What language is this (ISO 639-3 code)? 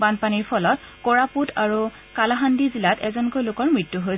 asm